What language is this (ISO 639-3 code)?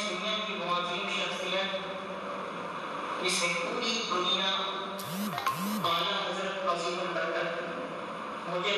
urd